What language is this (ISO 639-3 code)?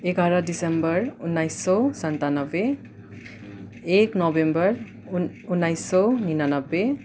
nep